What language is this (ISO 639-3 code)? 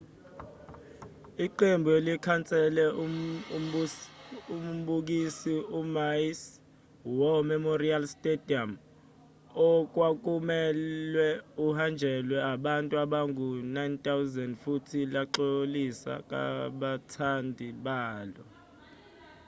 zul